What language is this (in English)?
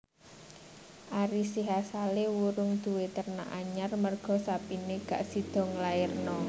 Javanese